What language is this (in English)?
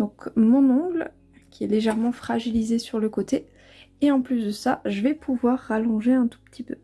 French